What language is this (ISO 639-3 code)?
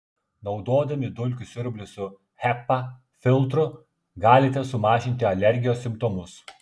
lit